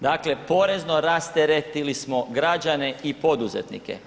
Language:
Croatian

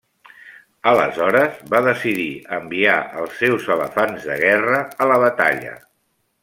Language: Catalan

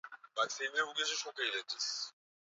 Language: Swahili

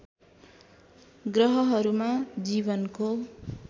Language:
Nepali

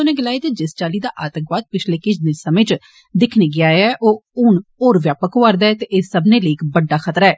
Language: Dogri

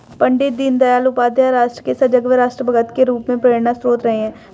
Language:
Hindi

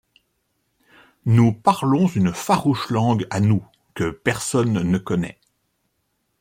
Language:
French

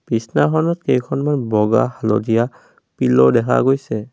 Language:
Assamese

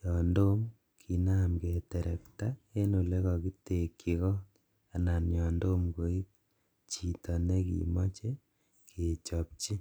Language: Kalenjin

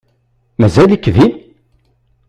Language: Kabyle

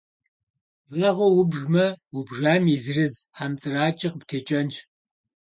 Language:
Kabardian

